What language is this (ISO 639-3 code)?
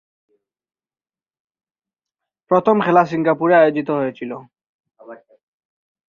ben